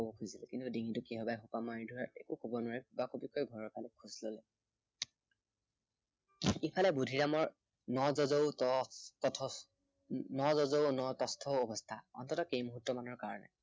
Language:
Assamese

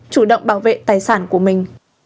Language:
Vietnamese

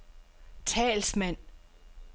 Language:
Danish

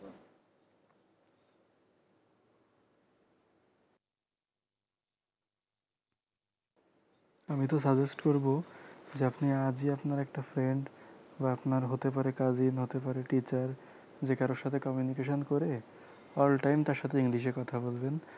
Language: Bangla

